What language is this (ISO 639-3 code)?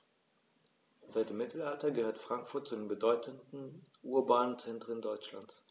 deu